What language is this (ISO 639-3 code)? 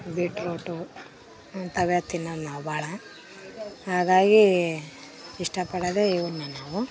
kan